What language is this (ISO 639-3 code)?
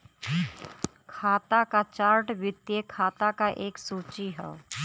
bho